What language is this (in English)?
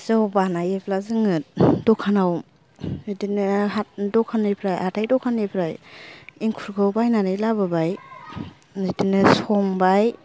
Bodo